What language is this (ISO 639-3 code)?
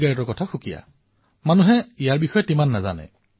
asm